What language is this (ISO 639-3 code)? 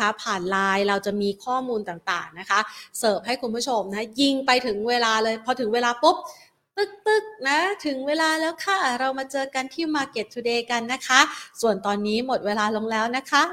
tha